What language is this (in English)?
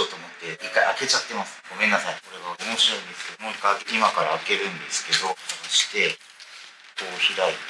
Japanese